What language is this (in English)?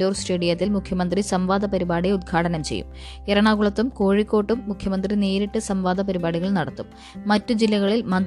Malayalam